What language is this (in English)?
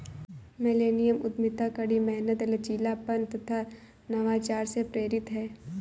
Hindi